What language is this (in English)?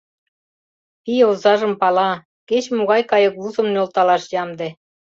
Mari